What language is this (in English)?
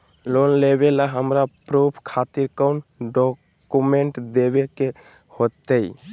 Magahi